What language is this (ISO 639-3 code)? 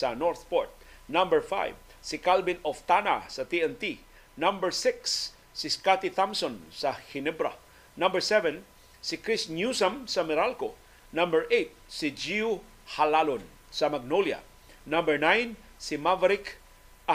fil